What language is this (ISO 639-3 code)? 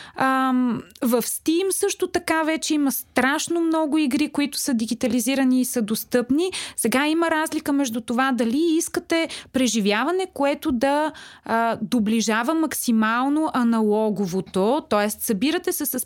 bul